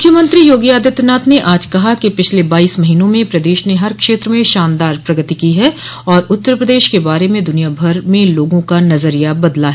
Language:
Hindi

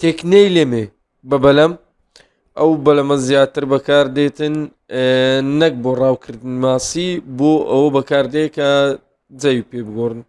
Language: Turkish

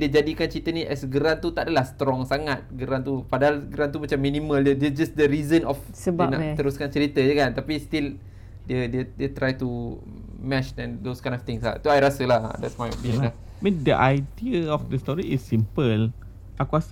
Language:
Malay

